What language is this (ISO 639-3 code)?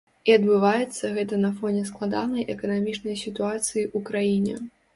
bel